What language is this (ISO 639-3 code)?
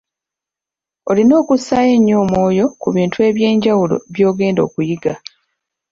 lug